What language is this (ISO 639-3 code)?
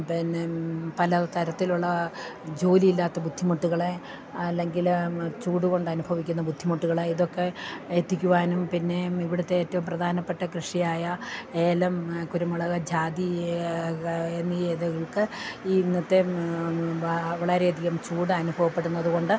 mal